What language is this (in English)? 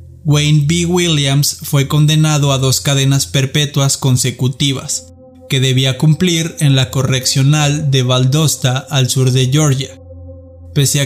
Spanish